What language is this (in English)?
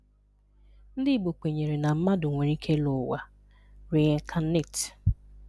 Igbo